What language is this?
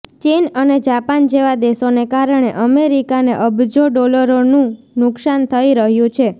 Gujarati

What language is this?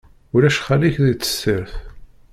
Kabyle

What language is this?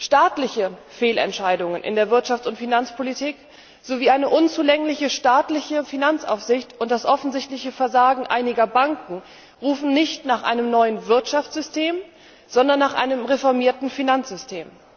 German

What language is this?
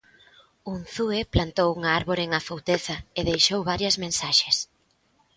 Galician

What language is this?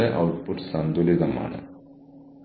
Malayalam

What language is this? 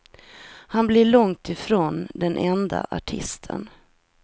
Swedish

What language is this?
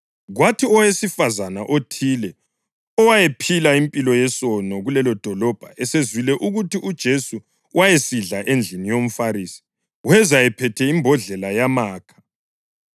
North Ndebele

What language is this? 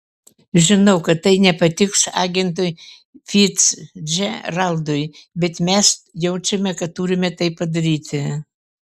Lithuanian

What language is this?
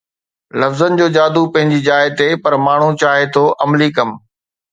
Sindhi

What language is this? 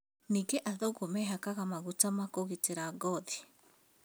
Kikuyu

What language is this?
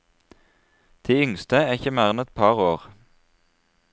Norwegian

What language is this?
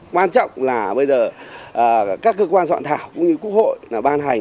Vietnamese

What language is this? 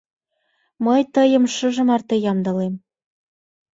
Mari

